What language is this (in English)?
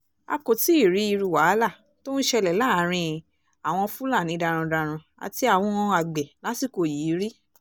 Yoruba